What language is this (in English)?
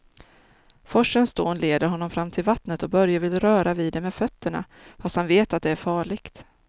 Swedish